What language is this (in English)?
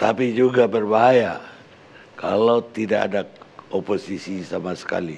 Indonesian